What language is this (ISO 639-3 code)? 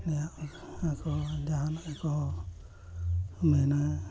sat